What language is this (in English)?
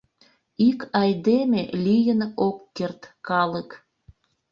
Mari